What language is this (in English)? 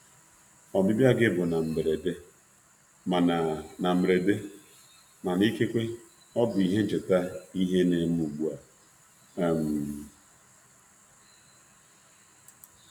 Igbo